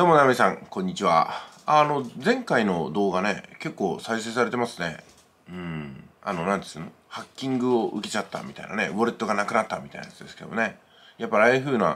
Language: Japanese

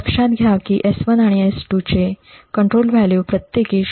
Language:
Marathi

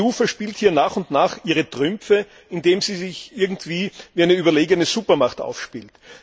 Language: German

